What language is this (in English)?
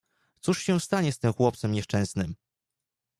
Polish